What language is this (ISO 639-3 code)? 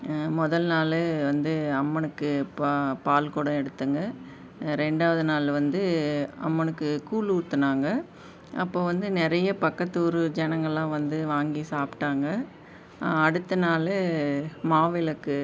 tam